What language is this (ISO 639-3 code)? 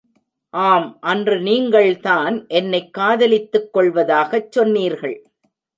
tam